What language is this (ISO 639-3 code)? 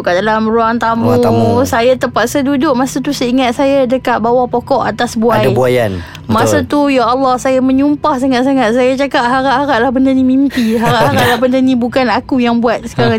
msa